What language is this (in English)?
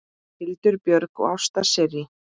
Icelandic